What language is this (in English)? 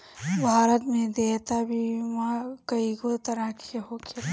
Bhojpuri